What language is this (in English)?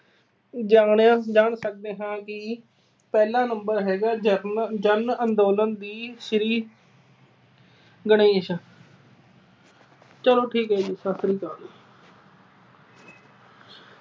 Punjabi